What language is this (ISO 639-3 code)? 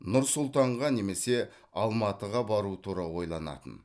kaz